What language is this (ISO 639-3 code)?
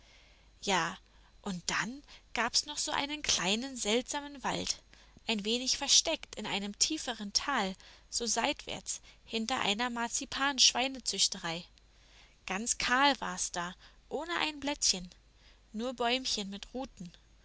deu